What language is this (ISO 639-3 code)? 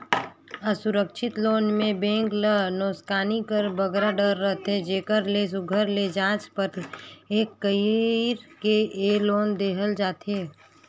hne